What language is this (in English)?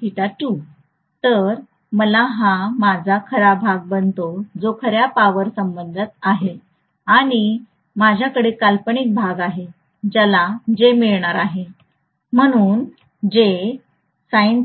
Marathi